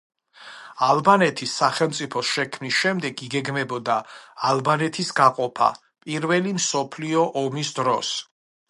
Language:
Georgian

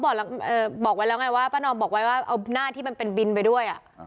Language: Thai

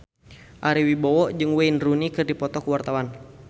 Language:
Sundanese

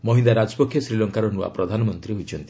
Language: Odia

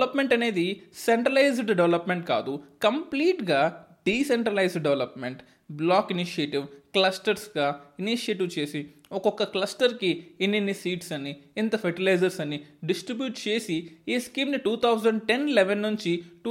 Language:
Telugu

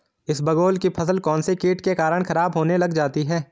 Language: Hindi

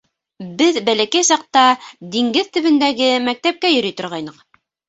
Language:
Bashkir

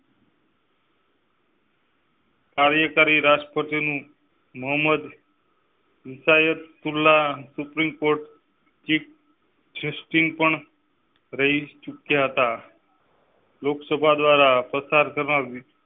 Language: Gujarati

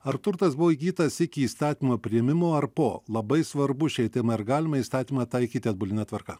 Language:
Lithuanian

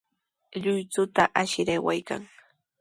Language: Sihuas Ancash Quechua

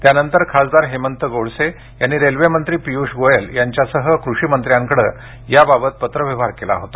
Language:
Marathi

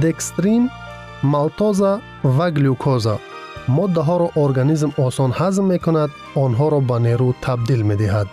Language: Persian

